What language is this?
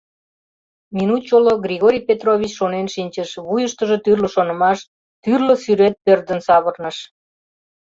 Mari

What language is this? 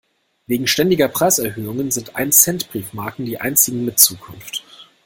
German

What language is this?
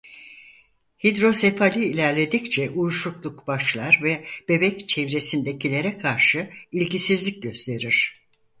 Turkish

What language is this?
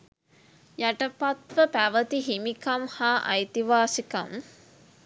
Sinhala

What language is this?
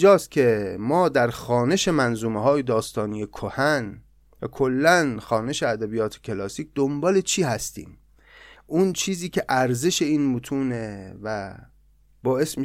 Persian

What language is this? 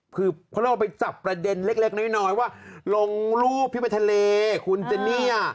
Thai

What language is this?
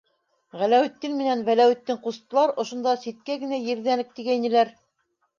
Bashkir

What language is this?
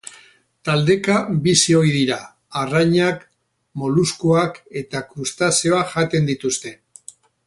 Basque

